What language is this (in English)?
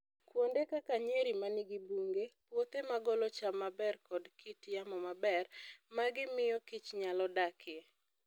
Luo (Kenya and Tanzania)